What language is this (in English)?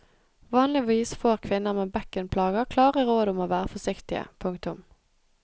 Norwegian